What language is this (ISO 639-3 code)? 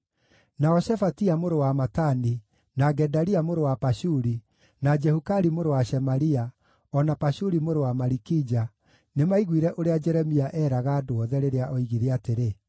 kik